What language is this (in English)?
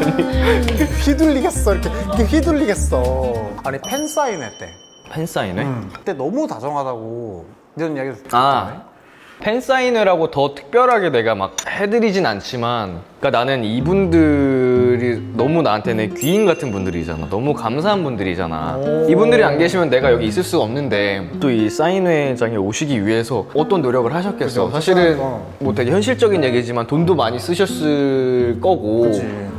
Korean